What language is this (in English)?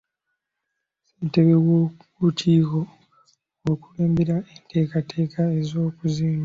Ganda